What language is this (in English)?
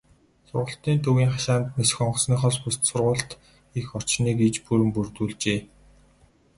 Mongolian